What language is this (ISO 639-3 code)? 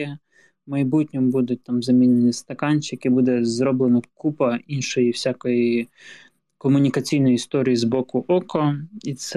ukr